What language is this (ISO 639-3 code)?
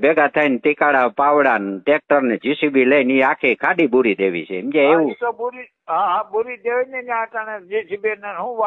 ron